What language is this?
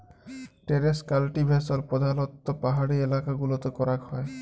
Bangla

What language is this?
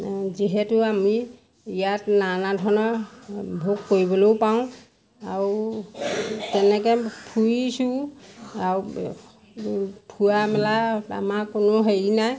Assamese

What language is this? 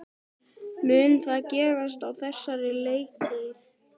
Icelandic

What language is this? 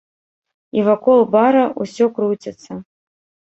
Belarusian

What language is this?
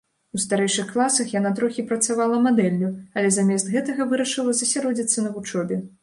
Belarusian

